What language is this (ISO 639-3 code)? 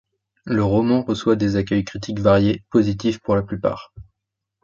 fra